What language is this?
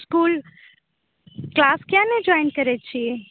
Maithili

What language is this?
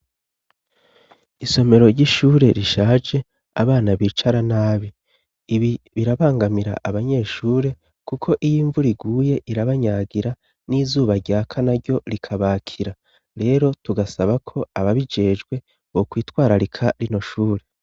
Rundi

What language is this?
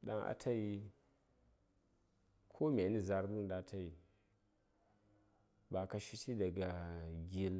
Saya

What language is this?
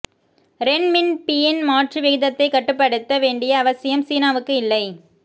Tamil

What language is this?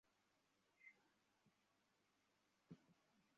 Bangla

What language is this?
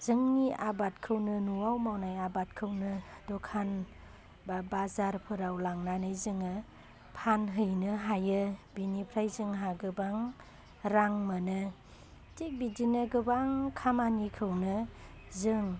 Bodo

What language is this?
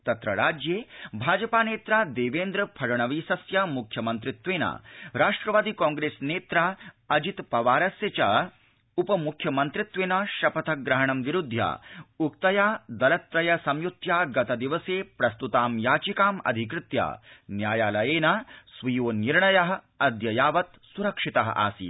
Sanskrit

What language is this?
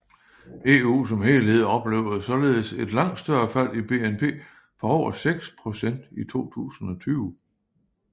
Danish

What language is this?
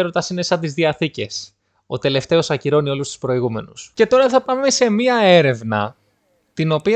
Greek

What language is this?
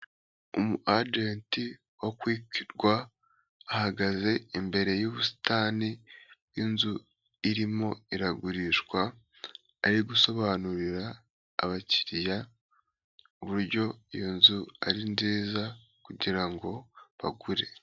Kinyarwanda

